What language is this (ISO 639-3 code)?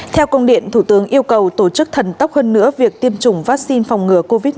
vie